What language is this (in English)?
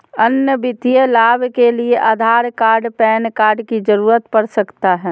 Magahi